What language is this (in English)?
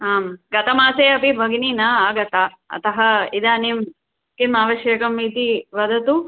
Sanskrit